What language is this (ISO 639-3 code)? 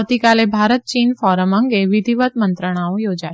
guj